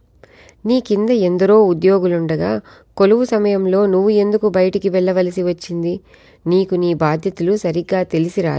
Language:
Telugu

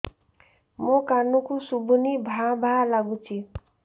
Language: Odia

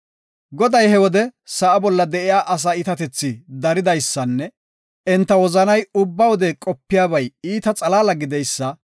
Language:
Gofa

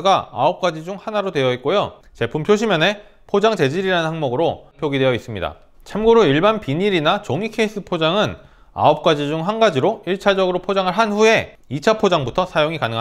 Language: Korean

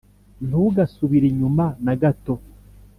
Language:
Kinyarwanda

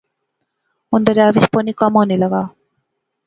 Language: Pahari-Potwari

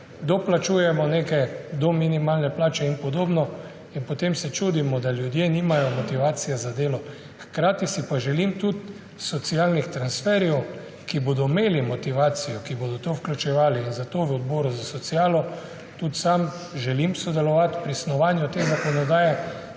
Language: Slovenian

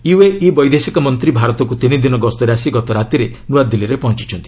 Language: Odia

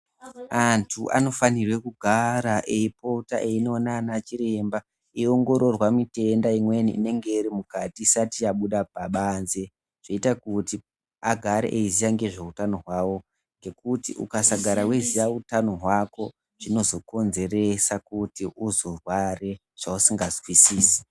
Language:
Ndau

